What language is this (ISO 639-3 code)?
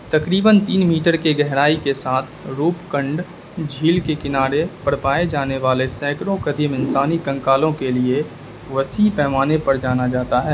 urd